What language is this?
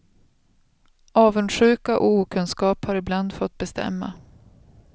Swedish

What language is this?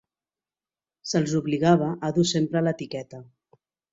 Catalan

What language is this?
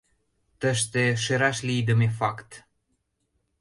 Mari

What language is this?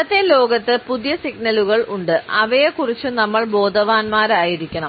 Malayalam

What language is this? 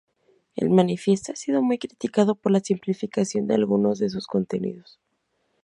Spanish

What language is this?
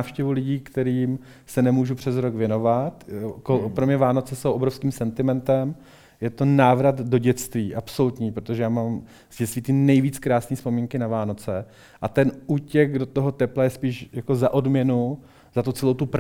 Czech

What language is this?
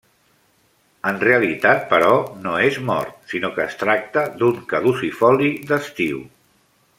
Catalan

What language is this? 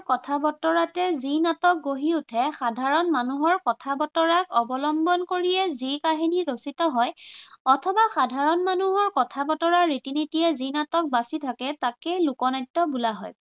Assamese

